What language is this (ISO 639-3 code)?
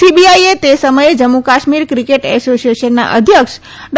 guj